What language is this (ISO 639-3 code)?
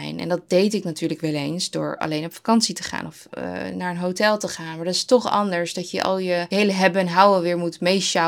nld